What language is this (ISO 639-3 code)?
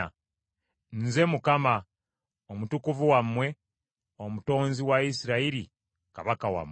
lug